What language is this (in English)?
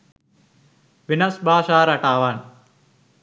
Sinhala